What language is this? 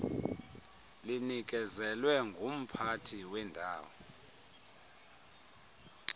Xhosa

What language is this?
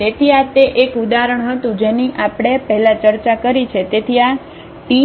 Gujarati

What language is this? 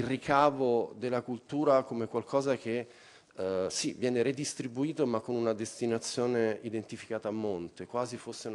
Italian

